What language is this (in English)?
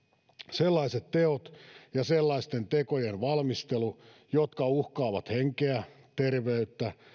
Finnish